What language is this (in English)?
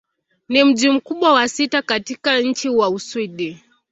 Swahili